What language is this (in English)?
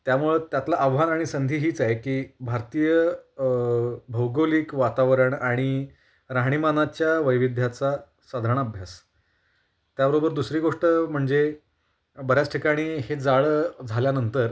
Marathi